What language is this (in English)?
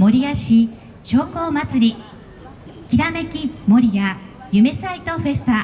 Japanese